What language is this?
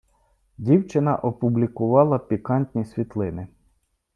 Ukrainian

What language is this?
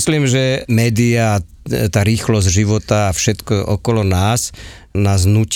Czech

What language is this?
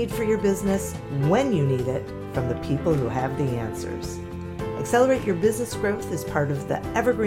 English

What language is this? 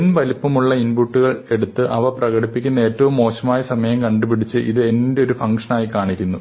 Malayalam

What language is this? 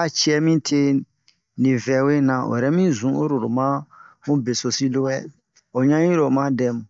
Bomu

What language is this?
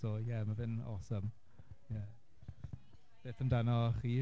Welsh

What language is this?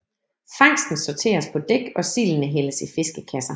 Danish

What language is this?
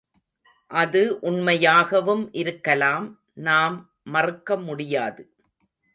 Tamil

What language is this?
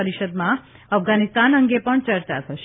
Gujarati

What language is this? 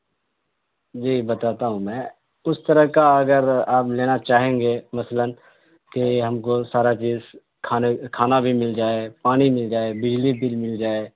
Urdu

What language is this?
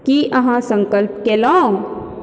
Maithili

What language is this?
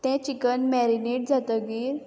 Konkani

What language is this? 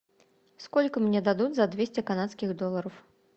Russian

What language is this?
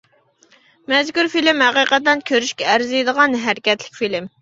Uyghur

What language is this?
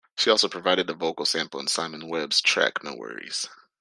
English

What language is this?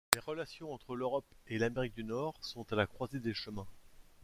French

